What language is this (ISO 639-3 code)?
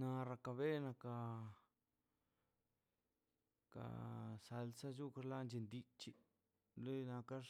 zpy